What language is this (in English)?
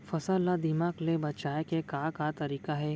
Chhattisgarhi